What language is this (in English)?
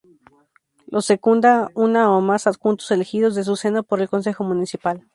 Spanish